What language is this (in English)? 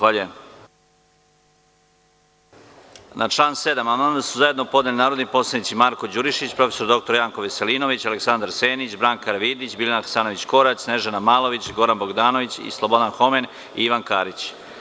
Serbian